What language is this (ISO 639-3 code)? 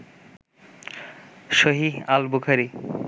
ben